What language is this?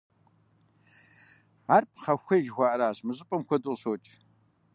Kabardian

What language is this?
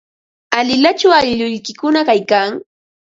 Ambo-Pasco Quechua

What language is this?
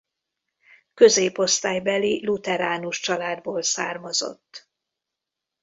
Hungarian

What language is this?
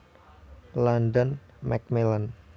Javanese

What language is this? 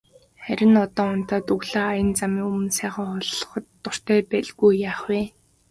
Mongolian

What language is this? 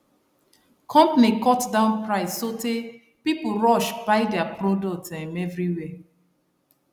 Nigerian Pidgin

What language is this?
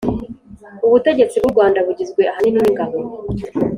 Kinyarwanda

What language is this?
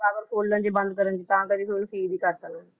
Punjabi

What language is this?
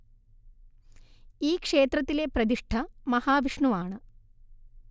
Malayalam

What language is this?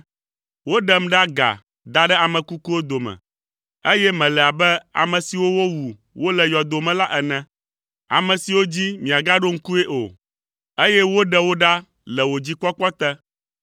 Ewe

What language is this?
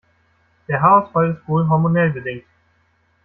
German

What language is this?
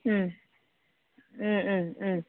Bodo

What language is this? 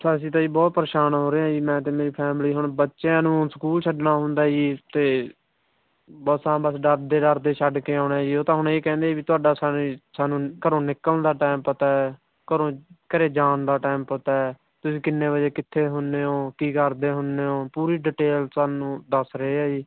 Punjabi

